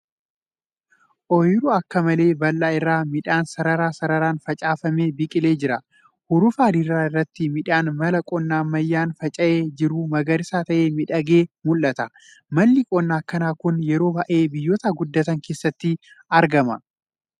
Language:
Oromo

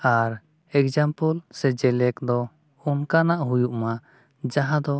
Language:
Santali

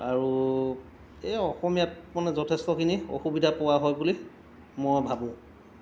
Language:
Assamese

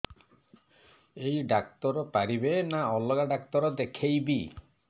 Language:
Odia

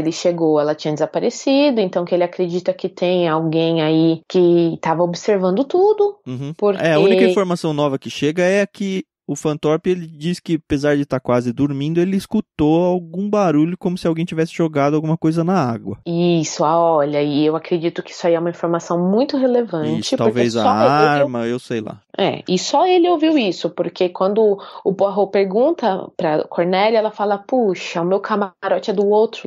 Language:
Portuguese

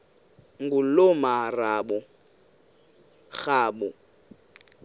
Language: Xhosa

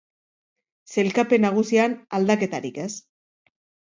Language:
Basque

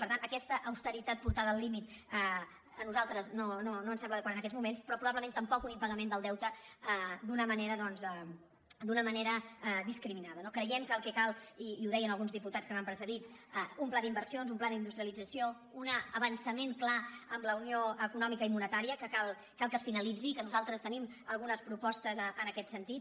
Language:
Catalan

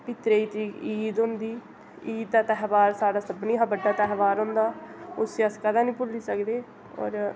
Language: Dogri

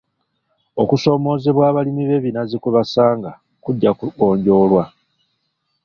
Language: Ganda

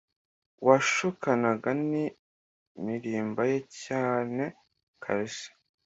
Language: Kinyarwanda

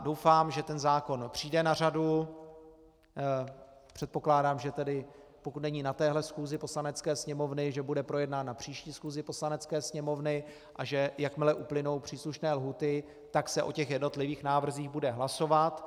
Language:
Czech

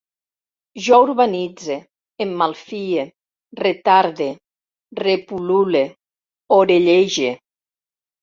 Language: Catalan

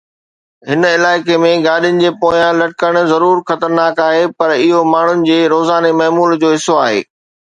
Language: Sindhi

